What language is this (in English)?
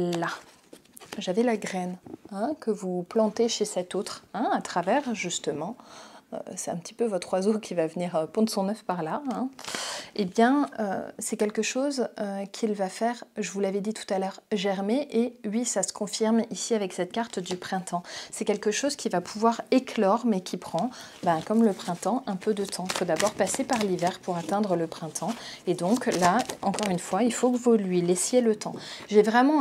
French